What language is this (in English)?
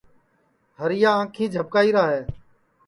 Sansi